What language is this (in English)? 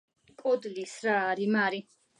Georgian